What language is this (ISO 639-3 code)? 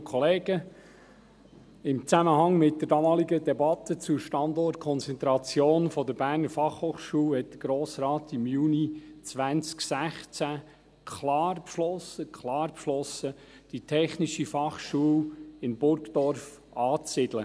gsw